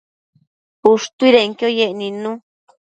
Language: Matsés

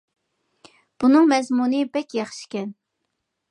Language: Uyghur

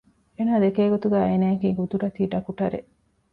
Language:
Divehi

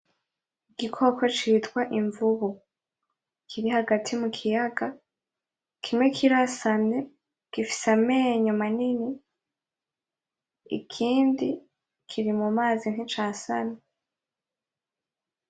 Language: Rundi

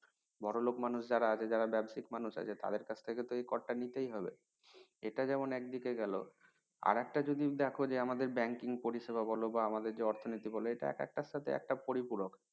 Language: Bangla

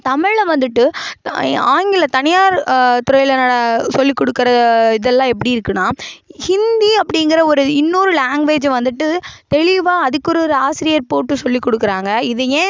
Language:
Tamil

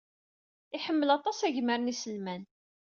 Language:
Kabyle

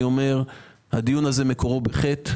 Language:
Hebrew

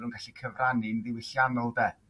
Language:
Welsh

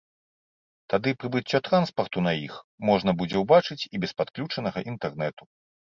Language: Belarusian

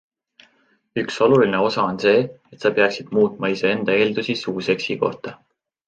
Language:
Estonian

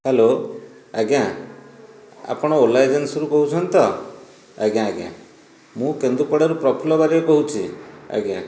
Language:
Odia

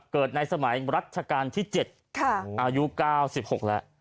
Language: Thai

